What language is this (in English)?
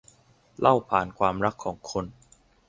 Thai